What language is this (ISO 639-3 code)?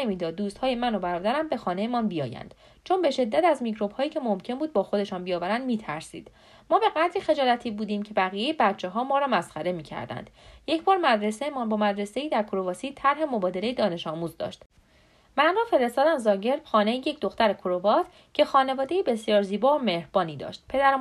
fas